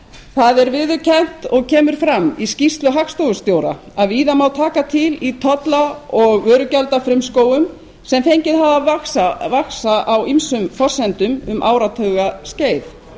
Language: Icelandic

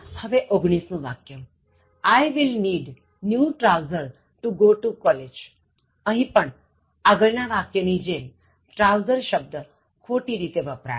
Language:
Gujarati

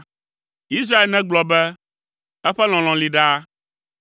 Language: Ewe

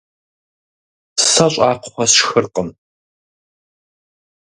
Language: Kabardian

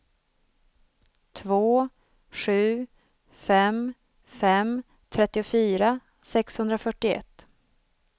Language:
Swedish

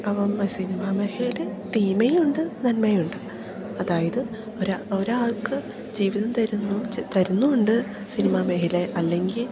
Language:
Malayalam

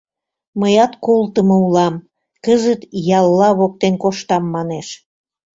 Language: Mari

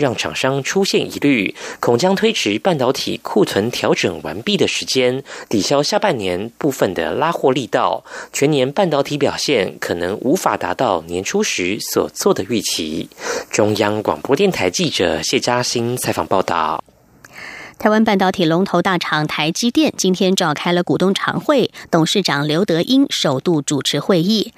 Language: Chinese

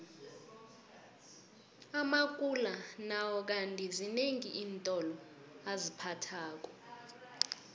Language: South Ndebele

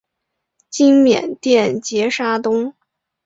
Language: Chinese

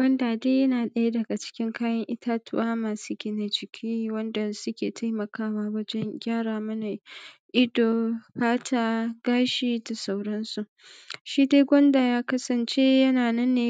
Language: Hausa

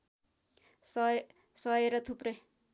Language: Nepali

